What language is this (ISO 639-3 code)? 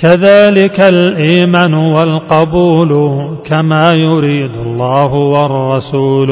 ara